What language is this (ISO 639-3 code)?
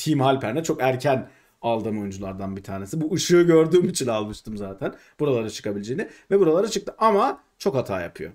tur